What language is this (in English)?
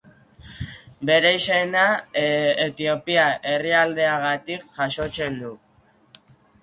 Basque